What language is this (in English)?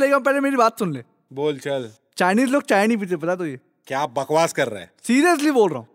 Hindi